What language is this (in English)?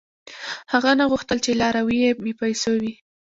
Pashto